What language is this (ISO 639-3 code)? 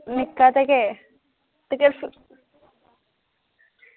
doi